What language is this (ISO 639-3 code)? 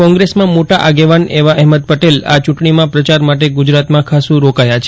guj